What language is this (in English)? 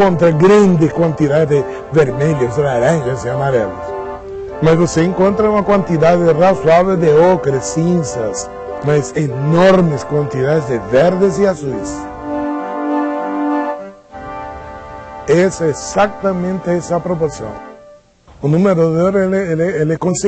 Portuguese